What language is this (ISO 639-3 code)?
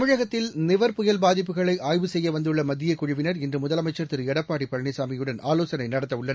tam